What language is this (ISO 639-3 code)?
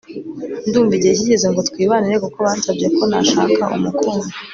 kin